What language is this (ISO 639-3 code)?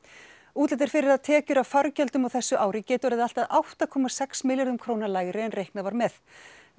isl